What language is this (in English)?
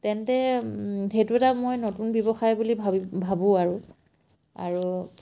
Assamese